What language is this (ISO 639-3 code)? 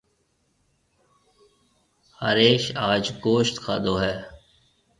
mve